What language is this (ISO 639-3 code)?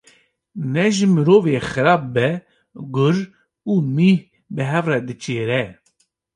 kur